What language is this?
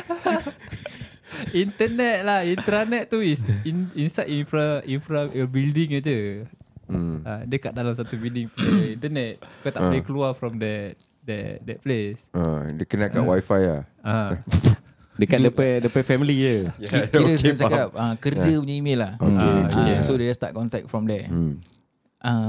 Malay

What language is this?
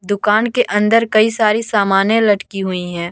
Hindi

